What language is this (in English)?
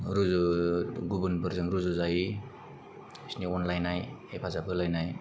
Bodo